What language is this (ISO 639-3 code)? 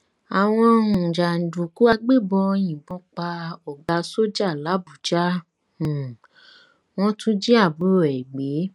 yor